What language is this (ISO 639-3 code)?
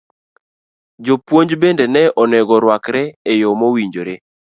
luo